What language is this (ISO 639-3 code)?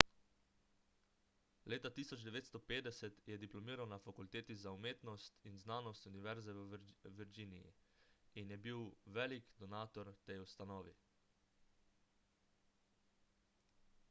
slv